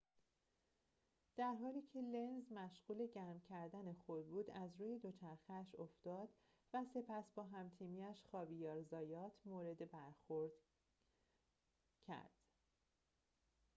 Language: Persian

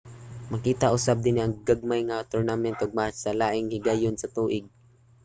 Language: Cebuano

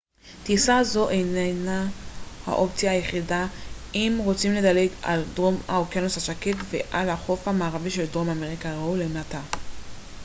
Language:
Hebrew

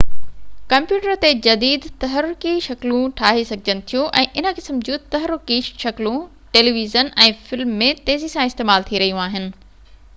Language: Sindhi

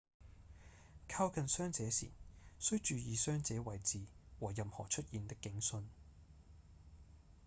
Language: Cantonese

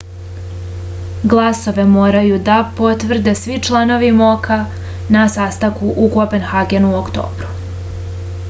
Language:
Serbian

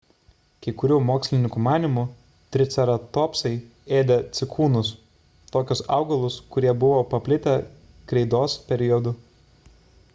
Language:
Lithuanian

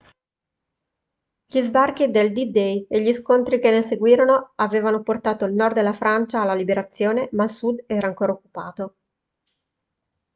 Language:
Italian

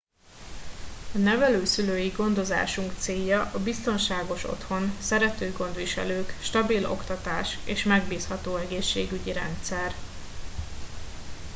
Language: Hungarian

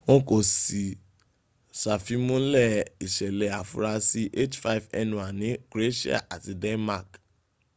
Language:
Yoruba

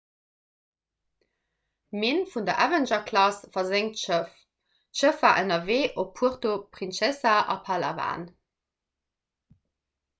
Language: Luxembourgish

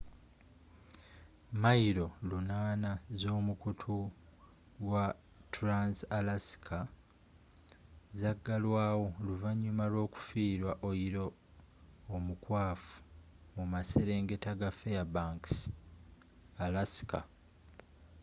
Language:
Ganda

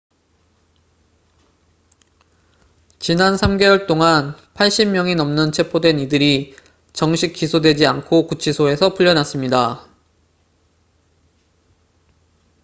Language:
Korean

